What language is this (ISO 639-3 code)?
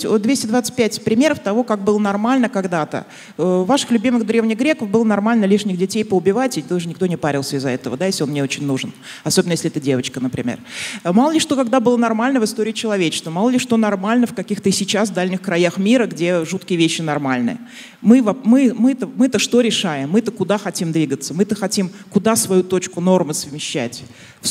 rus